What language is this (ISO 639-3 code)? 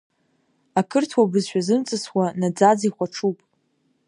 abk